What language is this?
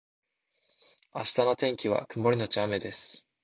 Japanese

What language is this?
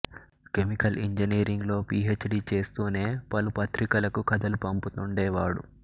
Telugu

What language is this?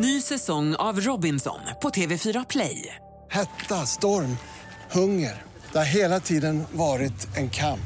Swedish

